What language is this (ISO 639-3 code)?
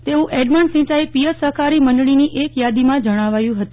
guj